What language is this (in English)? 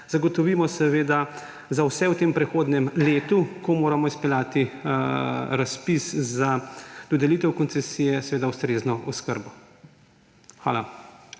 Slovenian